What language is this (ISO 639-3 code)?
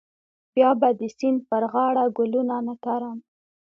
pus